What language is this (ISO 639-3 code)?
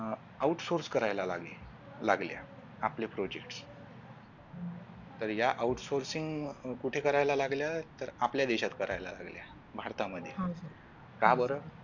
mar